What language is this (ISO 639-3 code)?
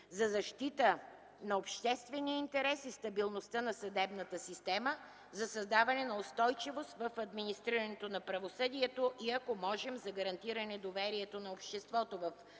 bul